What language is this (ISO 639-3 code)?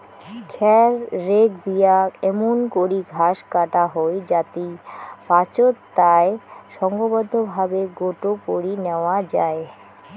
ben